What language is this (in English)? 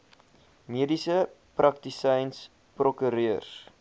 Afrikaans